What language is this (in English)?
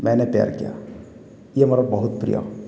Odia